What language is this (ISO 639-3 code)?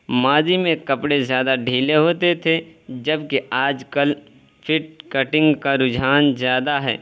urd